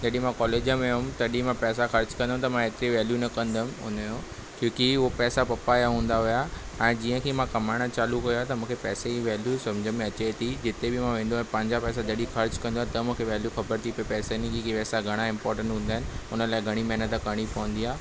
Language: Sindhi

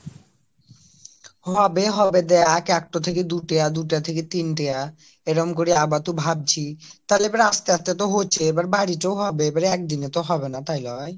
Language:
Bangla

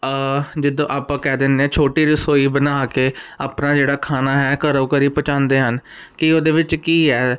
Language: Punjabi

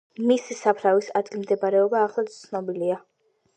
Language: Georgian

